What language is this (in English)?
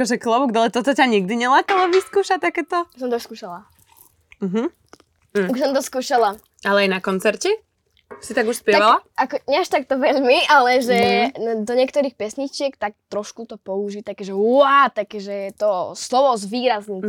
Slovak